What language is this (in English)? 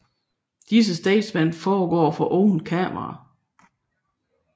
Danish